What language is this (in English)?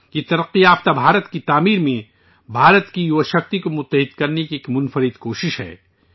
Urdu